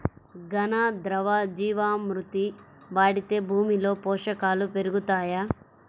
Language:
Telugu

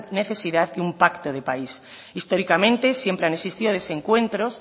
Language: Spanish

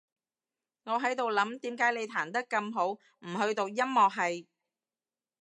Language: Cantonese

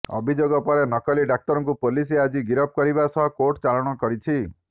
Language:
Odia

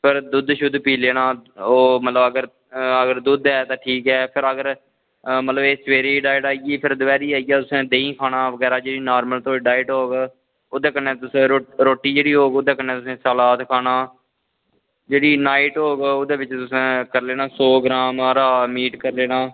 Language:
Dogri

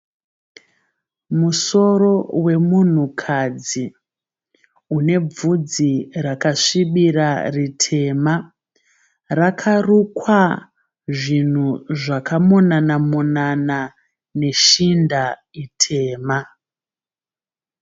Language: Shona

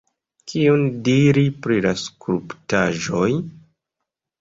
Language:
Esperanto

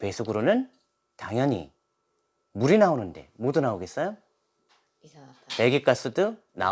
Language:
Korean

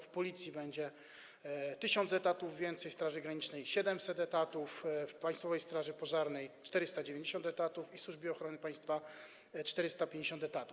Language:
Polish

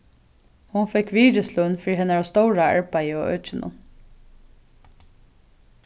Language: Faroese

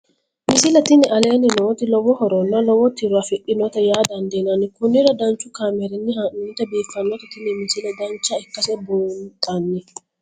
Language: Sidamo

